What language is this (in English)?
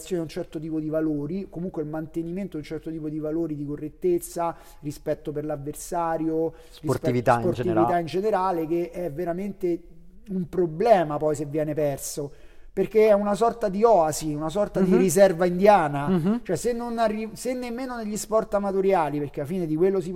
Italian